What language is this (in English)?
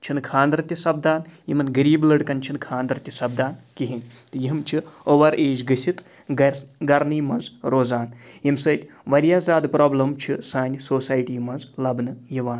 Kashmiri